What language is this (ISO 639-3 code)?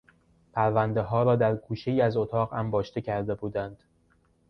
fas